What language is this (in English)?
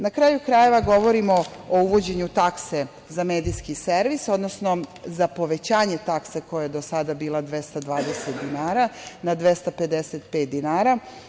Serbian